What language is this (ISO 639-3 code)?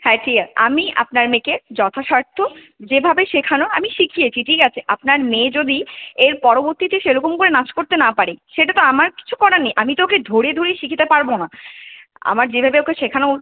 ben